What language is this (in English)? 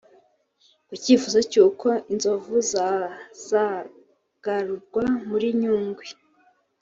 Kinyarwanda